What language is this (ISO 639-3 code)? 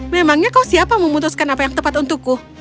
ind